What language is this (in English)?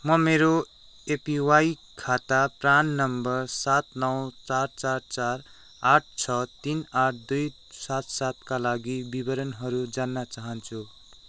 Nepali